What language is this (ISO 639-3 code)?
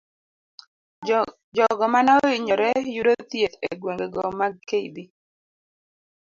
luo